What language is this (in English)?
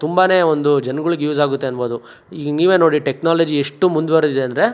Kannada